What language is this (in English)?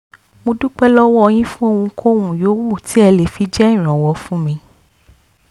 Yoruba